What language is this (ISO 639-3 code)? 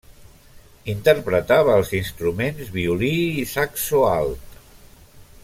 cat